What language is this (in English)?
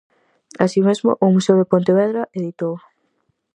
Galician